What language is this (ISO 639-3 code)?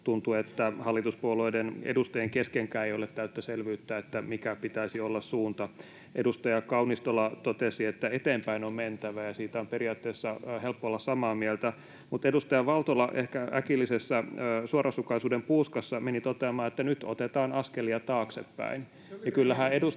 fin